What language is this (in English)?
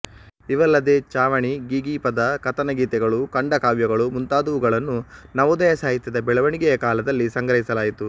Kannada